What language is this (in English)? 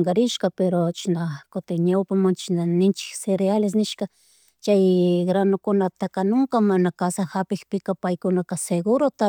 Chimborazo Highland Quichua